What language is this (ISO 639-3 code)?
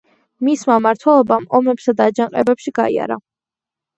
kat